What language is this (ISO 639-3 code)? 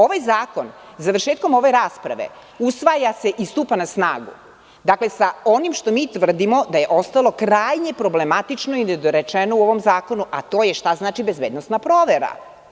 srp